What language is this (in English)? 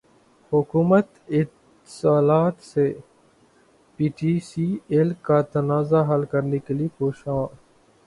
Urdu